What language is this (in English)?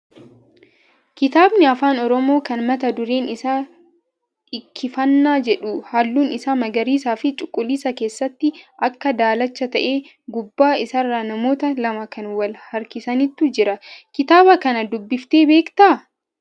Oromo